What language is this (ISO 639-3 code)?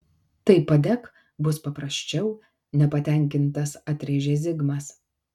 lit